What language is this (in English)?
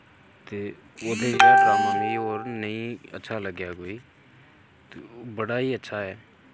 Dogri